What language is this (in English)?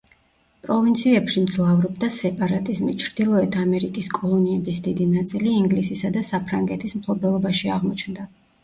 Georgian